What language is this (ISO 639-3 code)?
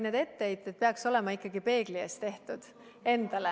est